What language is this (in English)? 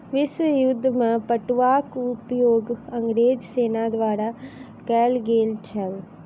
Maithili